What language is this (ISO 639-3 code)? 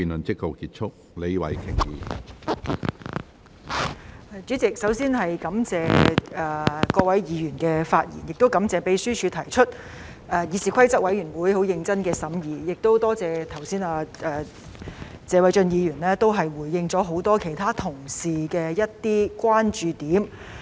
yue